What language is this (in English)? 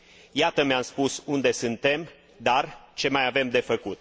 Romanian